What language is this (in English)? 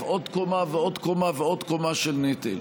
Hebrew